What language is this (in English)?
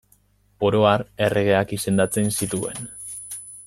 Basque